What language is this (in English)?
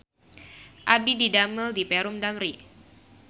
Sundanese